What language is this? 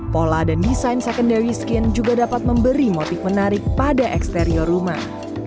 Indonesian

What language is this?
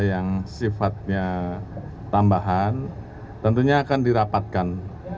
Indonesian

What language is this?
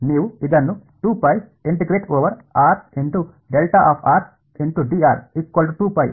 Kannada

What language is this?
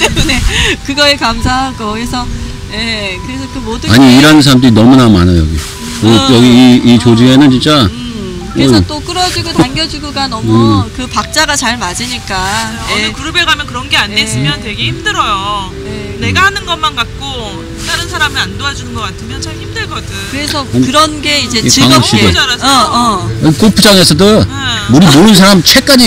Korean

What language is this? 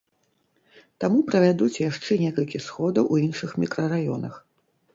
Belarusian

